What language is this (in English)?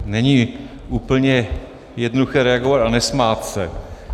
Czech